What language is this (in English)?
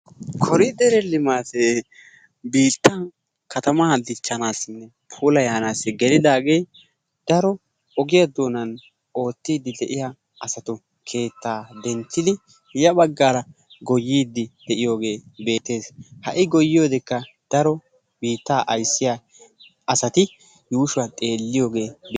Wolaytta